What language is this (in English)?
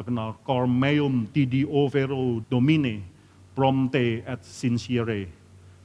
Indonesian